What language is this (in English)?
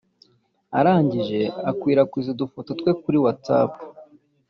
Kinyarwanda